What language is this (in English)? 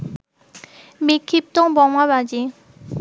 Bangla